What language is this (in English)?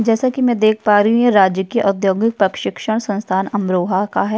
Hindi